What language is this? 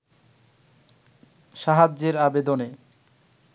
Bangla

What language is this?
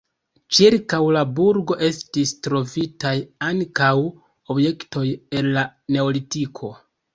Esperanto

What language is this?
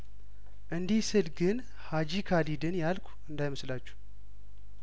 Amharic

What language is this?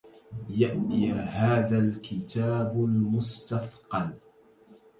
Arabic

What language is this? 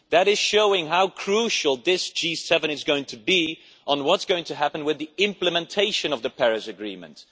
English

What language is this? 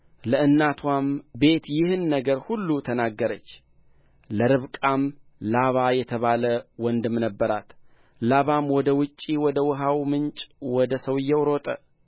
Amharic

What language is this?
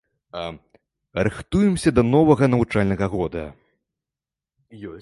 Belarusian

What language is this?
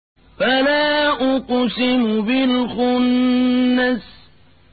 Arabic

